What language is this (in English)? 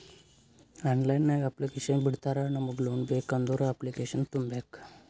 Kannada